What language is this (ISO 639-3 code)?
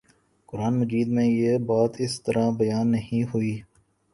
urd